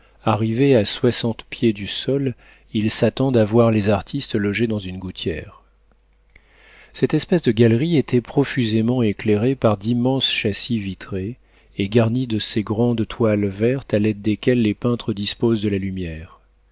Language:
French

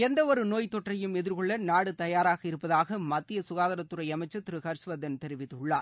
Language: Tamil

